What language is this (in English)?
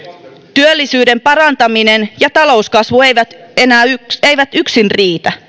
Finnish